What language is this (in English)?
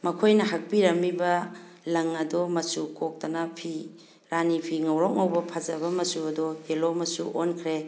Manipuri